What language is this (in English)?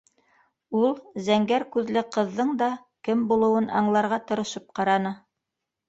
Bashkir